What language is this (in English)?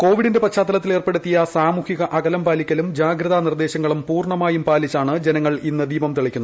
Malayalam